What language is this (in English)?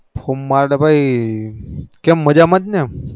Gujarati